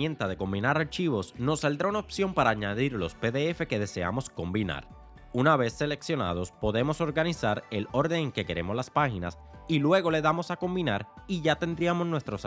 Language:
Spanish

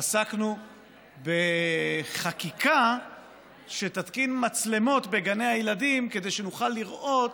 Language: Hebrew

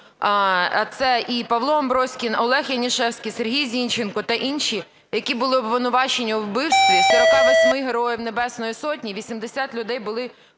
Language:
Ukrainian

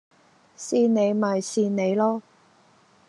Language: Cantonese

